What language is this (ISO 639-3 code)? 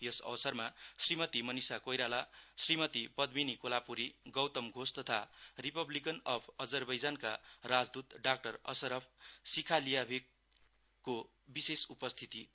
nep